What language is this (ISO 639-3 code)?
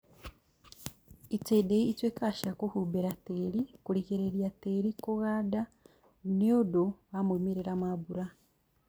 kik